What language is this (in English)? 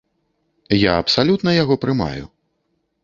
Belarusian